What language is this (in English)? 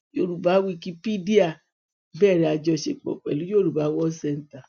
Yoruba